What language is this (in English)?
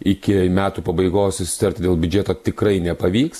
Lithuanian